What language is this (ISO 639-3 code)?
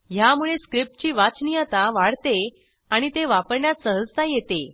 mar